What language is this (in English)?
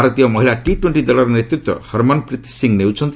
Odia